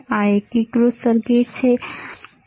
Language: Gujarati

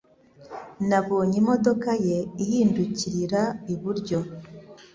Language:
Kinyarwanda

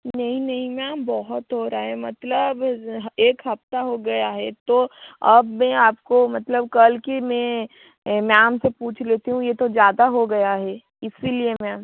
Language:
Hindi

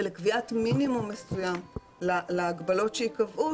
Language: Hebrew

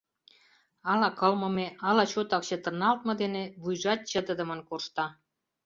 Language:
Mari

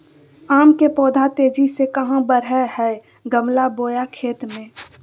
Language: Magahi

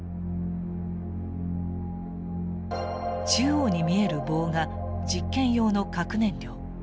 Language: Japanese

